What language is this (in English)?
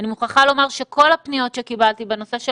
Hebrew